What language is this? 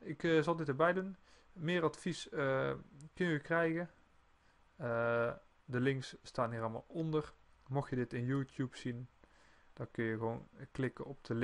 Dutch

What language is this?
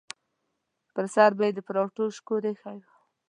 Pashto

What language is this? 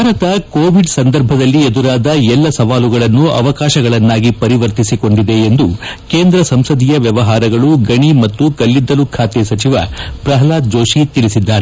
Kannada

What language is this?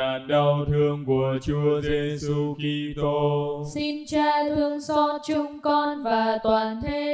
Vietnamese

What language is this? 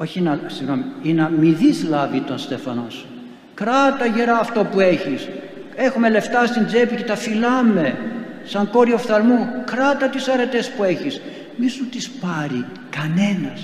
Greek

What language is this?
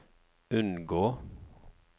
Norwegian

